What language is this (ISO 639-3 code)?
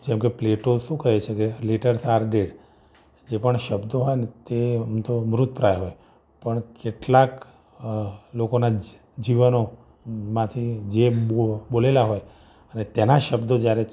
guj